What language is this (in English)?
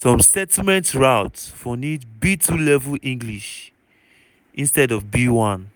Nigerian Pidgin